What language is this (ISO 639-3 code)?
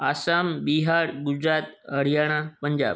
snd